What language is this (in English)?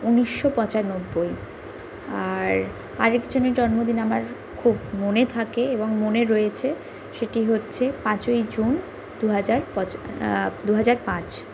Bangla